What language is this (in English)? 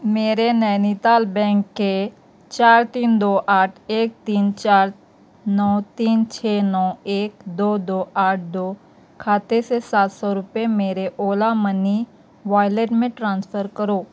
Urdu